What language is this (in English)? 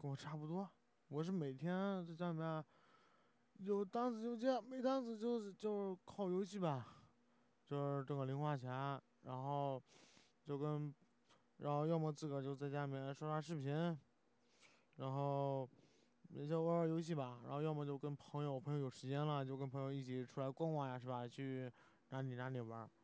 Chinese